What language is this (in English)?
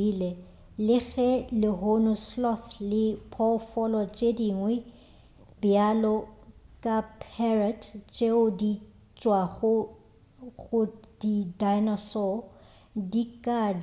Northern Sotho